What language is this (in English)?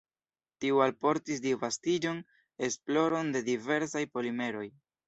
Esperanto